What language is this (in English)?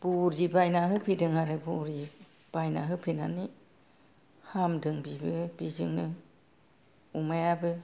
Bodo